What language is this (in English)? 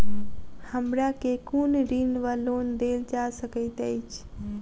Maithili